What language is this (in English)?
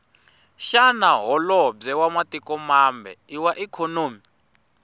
Tsonga